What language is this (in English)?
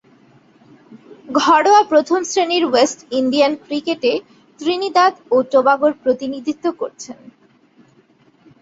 Bangla